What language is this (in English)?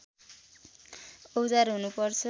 Nepali